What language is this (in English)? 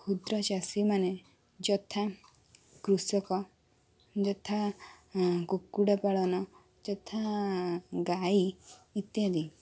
Odia